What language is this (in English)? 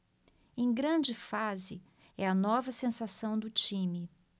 Portuguese